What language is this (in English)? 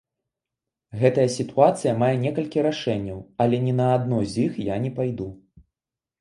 Belarusian